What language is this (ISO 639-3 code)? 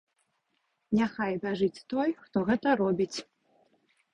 bel